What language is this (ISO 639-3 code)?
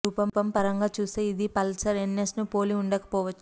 tel